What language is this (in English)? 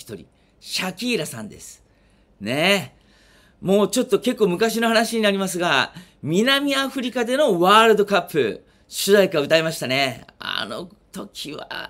Japanese